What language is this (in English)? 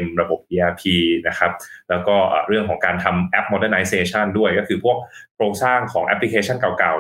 Thai